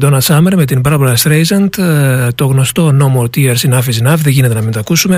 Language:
Greek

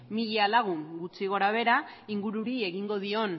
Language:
Basque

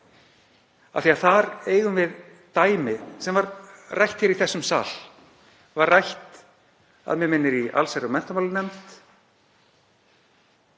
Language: Icelandic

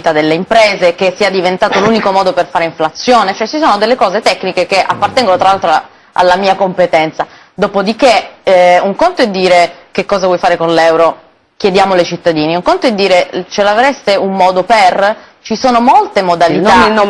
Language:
Italian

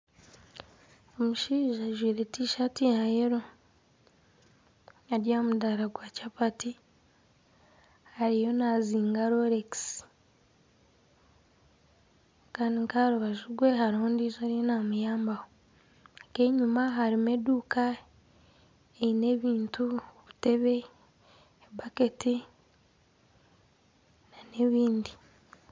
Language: Nyankole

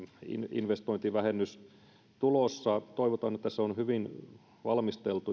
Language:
Finnish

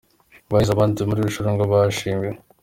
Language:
Kinyarwanda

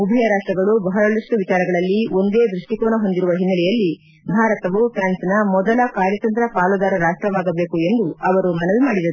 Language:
Kannada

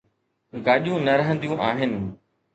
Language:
Sindhi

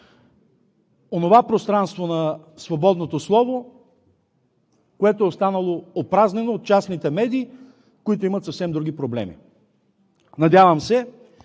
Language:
Bulgarian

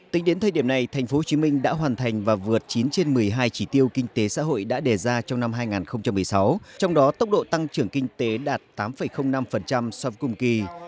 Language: Vietnamese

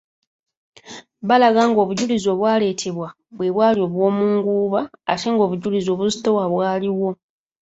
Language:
Ganda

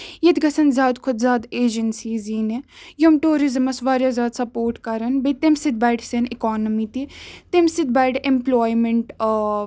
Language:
Kashmiri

